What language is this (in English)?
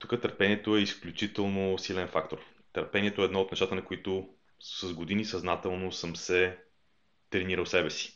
Bulgarian